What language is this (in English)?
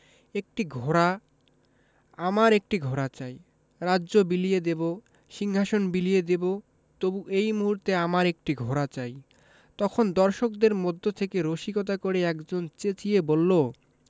Bangla